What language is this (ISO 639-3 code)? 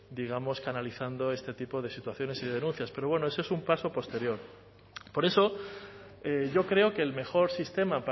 spa